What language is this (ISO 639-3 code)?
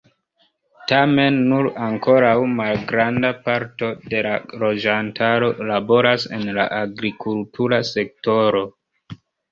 epo